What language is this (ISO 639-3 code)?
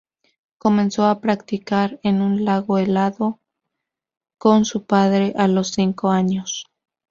spa